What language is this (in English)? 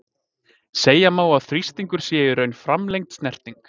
Icelandic